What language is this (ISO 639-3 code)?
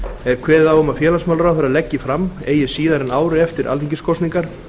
isl